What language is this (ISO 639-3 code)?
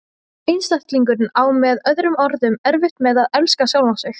isl